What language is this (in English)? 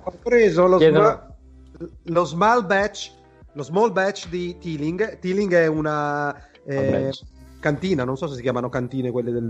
Italian